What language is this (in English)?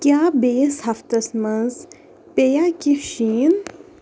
Kashmiri